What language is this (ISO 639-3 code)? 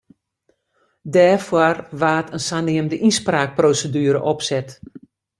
fry